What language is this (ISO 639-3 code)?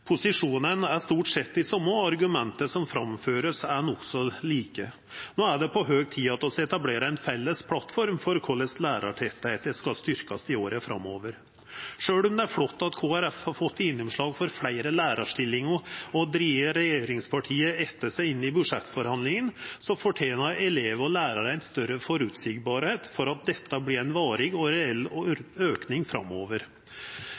nno